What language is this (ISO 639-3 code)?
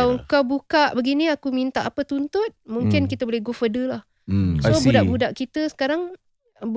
msa